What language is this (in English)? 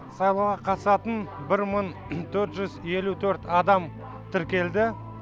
Kazakh